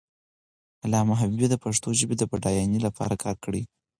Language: Pashto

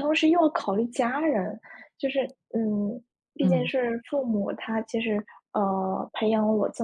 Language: Chinese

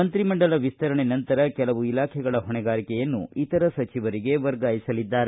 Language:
Kannada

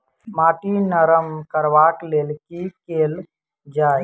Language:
Maithili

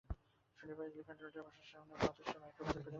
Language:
Bangla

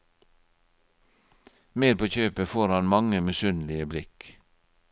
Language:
Norwegian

